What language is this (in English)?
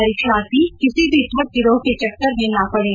Hindi